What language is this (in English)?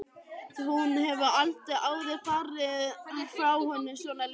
Icelandic